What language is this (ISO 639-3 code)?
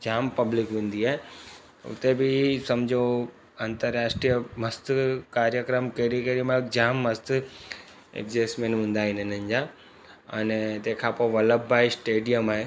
snd